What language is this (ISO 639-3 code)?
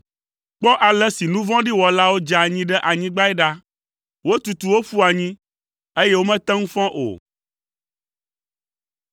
ewe